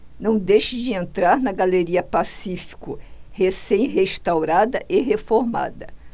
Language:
Portuguese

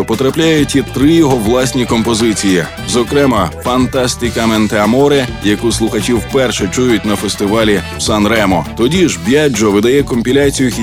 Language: Ukrainian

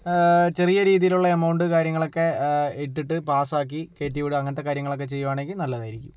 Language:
Malayalam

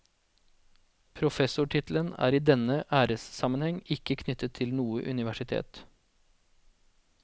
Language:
Norwegian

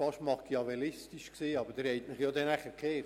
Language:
Swiss German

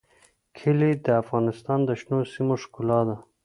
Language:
Pashto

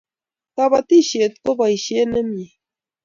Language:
Kalenjin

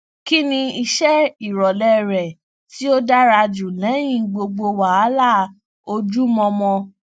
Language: Yoruba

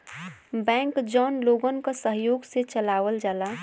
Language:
Bhojpuri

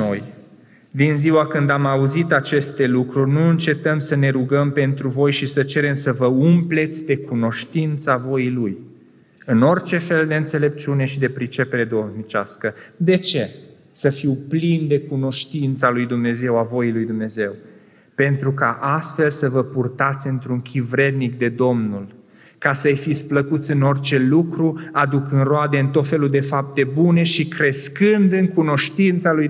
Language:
Romanian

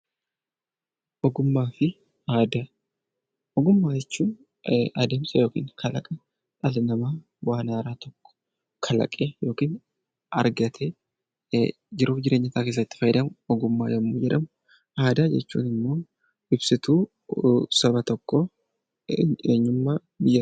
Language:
Oromo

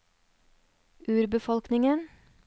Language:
Norwegian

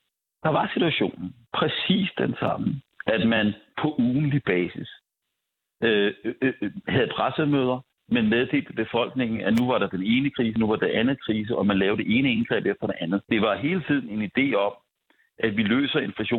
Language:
Danish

